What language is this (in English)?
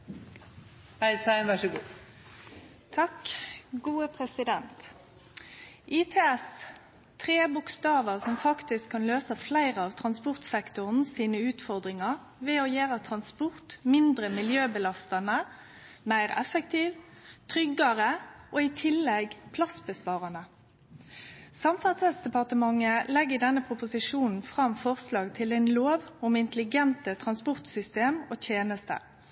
Norwegian Nynorsk